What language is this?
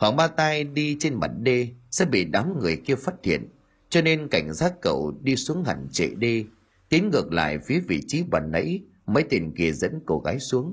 Vietnamese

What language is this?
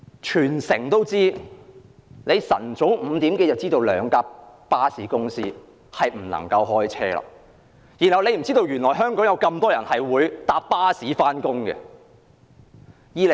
Cantonese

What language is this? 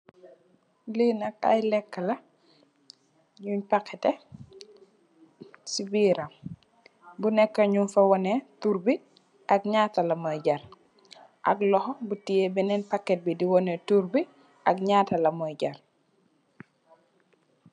Wolof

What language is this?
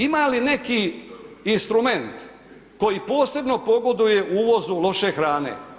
Croatian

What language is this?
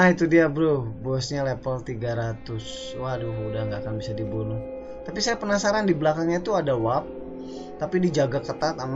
Indonesian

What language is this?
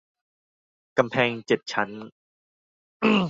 Thai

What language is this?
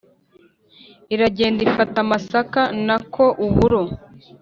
Kinyarwanda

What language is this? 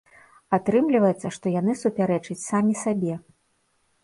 Belarusian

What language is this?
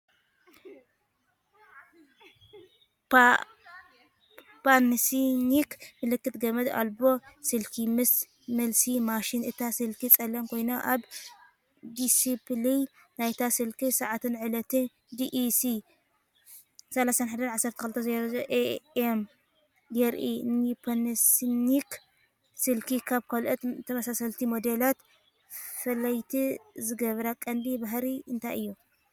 Tigrinya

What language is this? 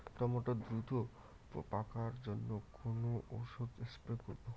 Bangla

